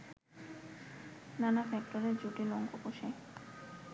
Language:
Bangla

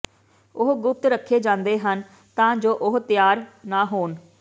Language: Punjabi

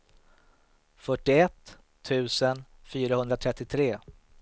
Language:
Swedish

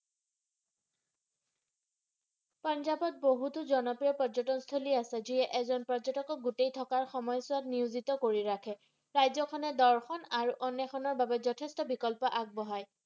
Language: Assamese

